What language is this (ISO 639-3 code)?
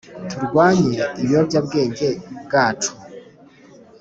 kin